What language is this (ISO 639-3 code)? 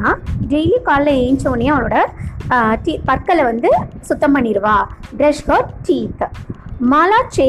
tam